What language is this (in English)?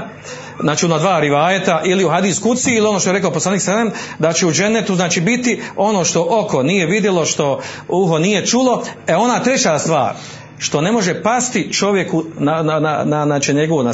Croatian